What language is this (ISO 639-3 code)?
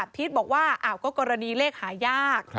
tha